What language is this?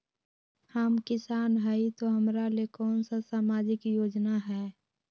Magahi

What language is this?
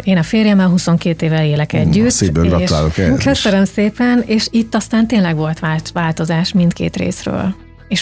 Hungarian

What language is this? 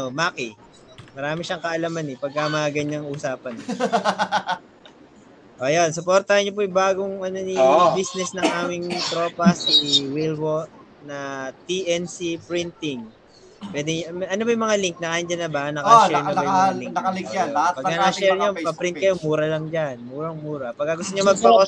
Filipino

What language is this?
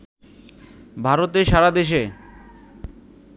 Bangla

